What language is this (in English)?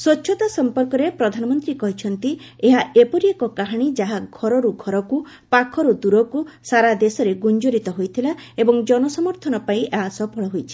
Odia